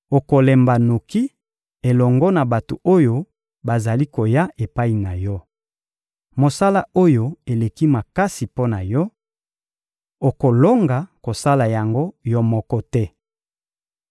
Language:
Lingala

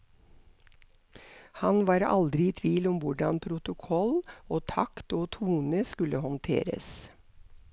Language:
Norwegian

